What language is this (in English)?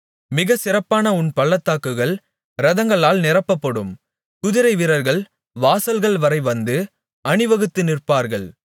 Tamil